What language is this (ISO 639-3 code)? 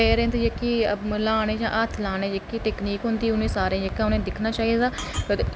doi